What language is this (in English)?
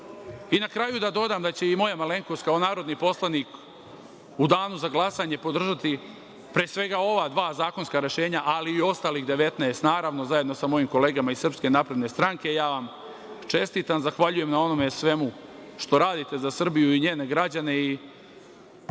Serbian